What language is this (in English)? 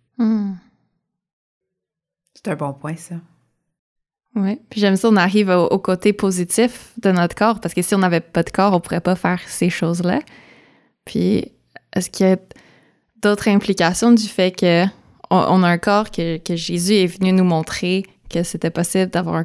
French